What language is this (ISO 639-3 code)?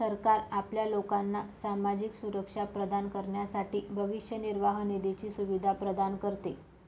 mar